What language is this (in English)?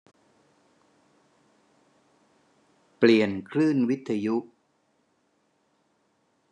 Thai